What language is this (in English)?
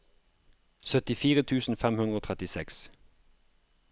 Norwegian